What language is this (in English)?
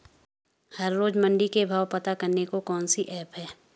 Hindi